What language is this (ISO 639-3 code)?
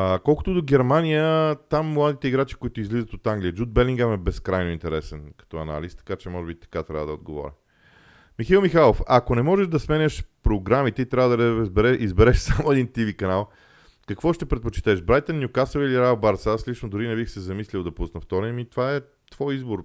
bul